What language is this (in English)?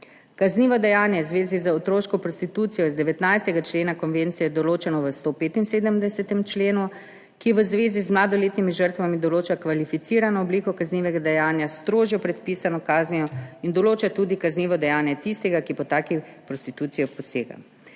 Slovenian